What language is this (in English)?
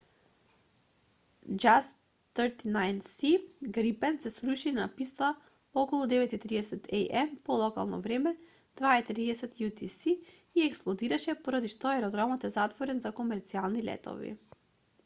Macedonian